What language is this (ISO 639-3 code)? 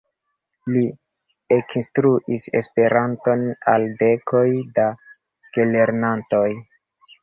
epo